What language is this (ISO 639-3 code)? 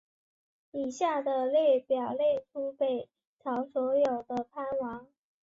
zho